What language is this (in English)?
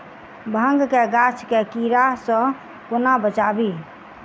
Maithili